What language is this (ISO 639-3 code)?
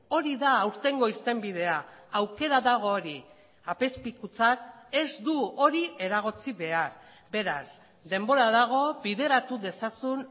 eus